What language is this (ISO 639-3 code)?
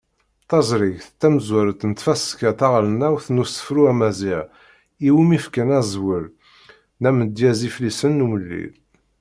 kab